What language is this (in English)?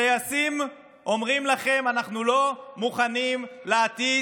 Hebrew